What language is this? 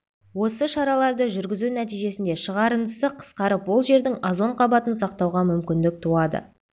Kazakh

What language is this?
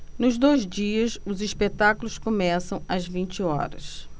Portuguese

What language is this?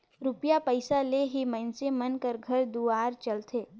Chhattisgarhi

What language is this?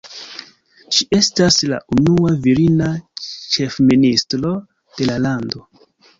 Esperanto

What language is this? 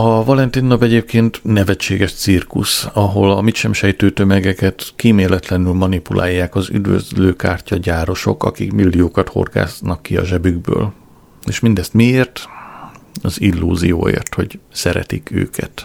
Hungarian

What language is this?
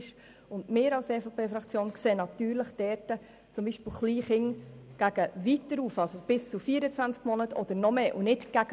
Swiss German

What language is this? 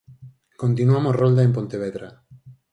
Galician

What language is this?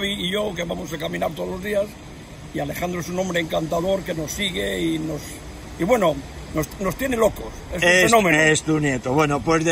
Spanish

